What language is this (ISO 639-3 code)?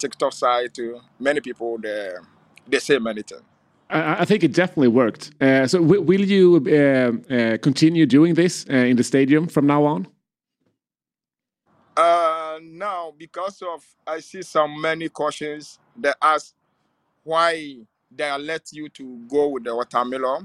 swe